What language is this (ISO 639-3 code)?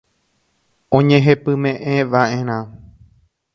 grn